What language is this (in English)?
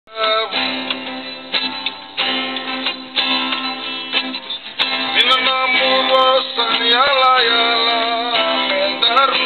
Arabic